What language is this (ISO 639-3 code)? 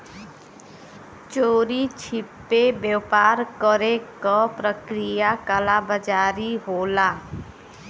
bho